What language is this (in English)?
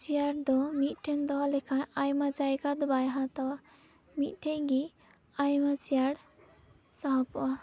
Santali